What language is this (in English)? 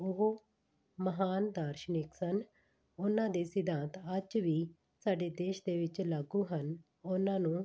Punjabi